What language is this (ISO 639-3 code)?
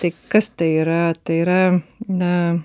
lit